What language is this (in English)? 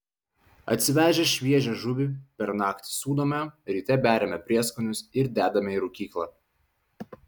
Lithuanian